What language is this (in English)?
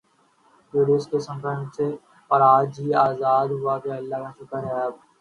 Urdu